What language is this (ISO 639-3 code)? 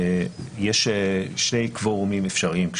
heb